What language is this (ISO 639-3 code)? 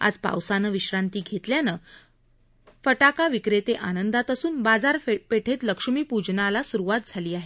mar